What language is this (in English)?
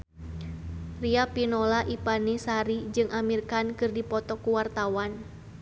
Sundanese